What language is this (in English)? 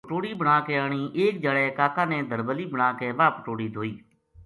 Gujari